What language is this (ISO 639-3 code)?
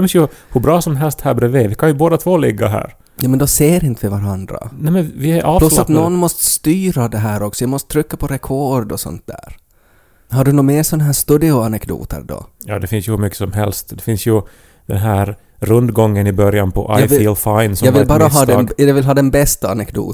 swe